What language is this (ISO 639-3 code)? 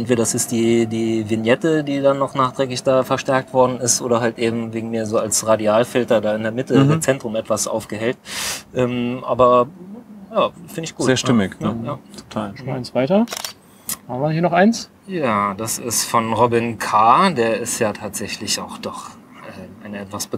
deu